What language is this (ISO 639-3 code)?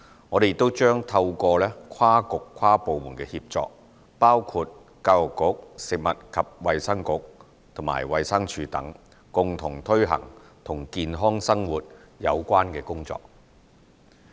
yue